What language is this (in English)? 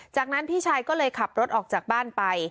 Thai